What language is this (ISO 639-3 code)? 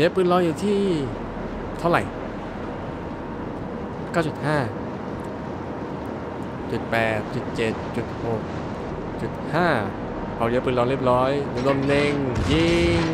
tha